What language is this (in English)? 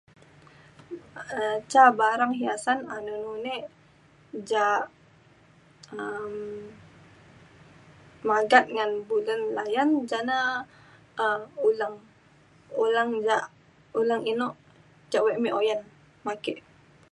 Mainstream Kenyah